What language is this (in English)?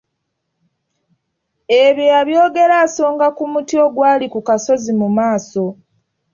Ganda